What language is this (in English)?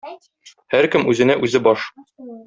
Tatar